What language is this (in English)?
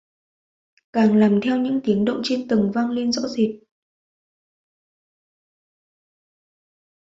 Vietnamese